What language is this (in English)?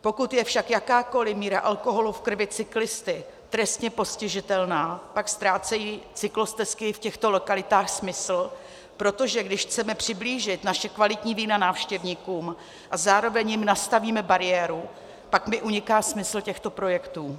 Czech